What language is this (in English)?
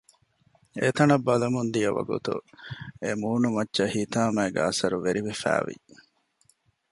Divehi